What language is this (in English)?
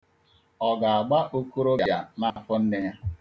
Igbo